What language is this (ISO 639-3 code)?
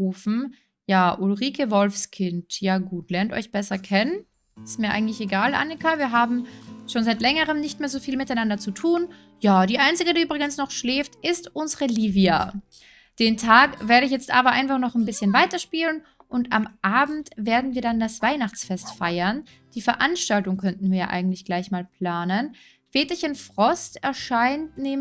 deu